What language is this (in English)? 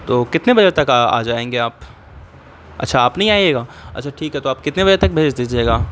Urdu